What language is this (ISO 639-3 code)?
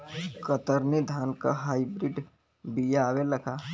bho